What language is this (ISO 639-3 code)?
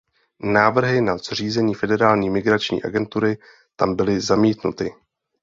ces